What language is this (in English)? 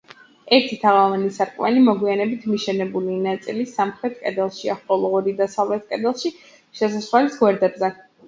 Georgian